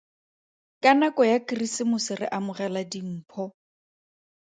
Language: Tswana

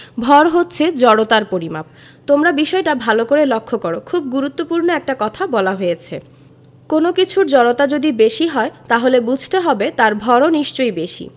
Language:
Bangla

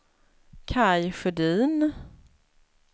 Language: Swedish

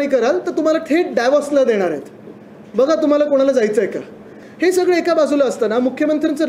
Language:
Marathi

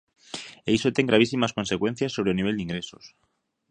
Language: Galician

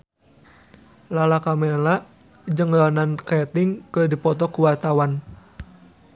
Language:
Sundanese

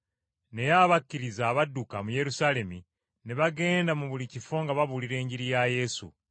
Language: Ganda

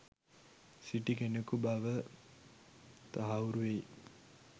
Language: Sinhala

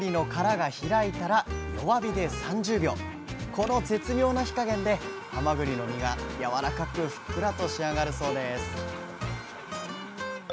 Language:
Japanese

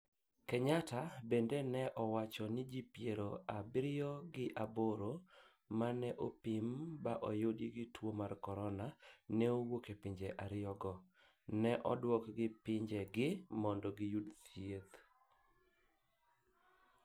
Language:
Luo (Kenya and Tanzania)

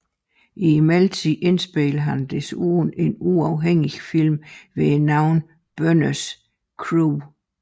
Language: Danish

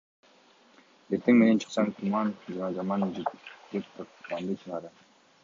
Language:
Kyrgyz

